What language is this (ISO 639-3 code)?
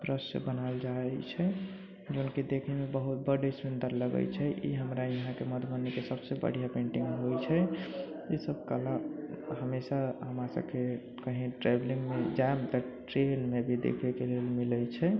mai